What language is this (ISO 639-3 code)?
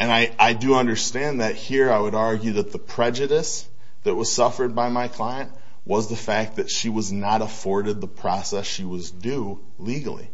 eng